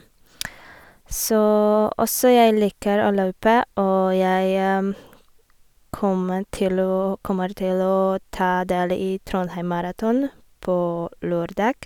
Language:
Norwegian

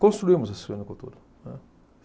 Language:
Portuguese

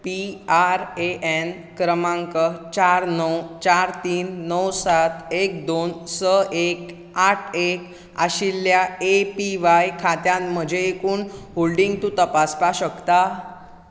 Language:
Konkani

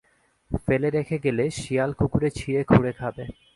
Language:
Bangla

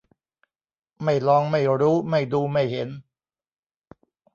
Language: Thai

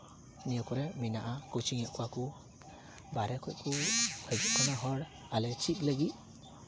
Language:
Santali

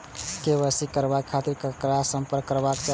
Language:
Maithili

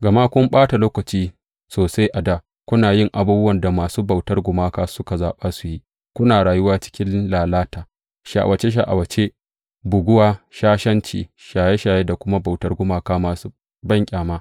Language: Hausa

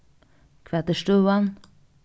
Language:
Faroese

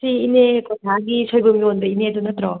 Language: Manipuri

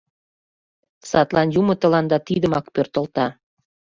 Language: Mari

